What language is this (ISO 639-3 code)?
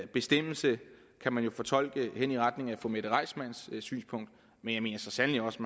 dan